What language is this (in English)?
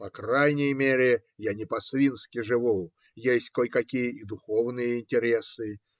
Russian